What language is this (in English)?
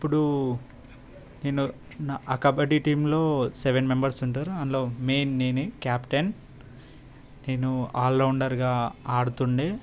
Telugu